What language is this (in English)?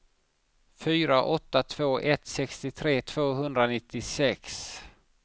Swedish